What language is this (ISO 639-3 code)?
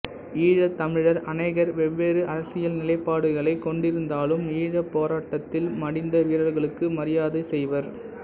tam